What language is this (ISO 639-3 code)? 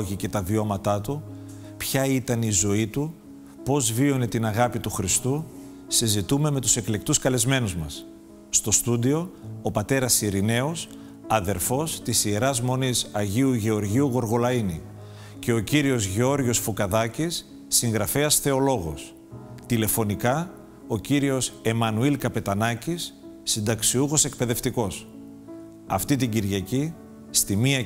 ell